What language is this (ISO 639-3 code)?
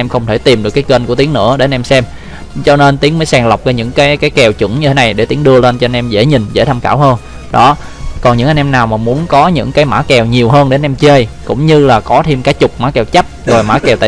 vie